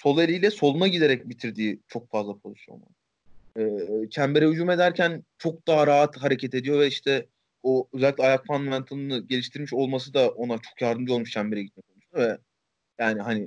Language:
Turkish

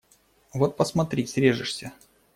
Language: Russian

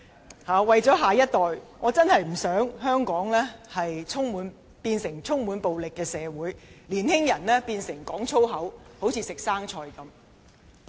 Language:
Cantonese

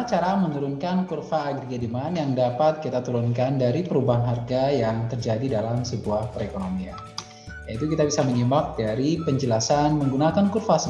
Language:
Indonesian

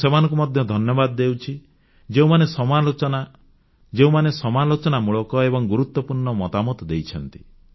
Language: Odia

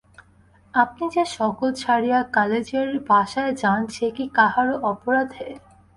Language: Bangla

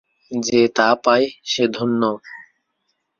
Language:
Bangla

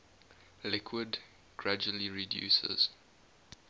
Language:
English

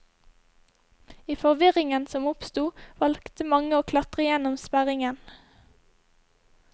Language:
Norwegian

